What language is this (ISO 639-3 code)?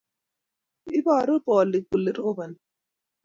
kln